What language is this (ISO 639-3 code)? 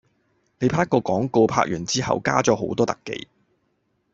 yue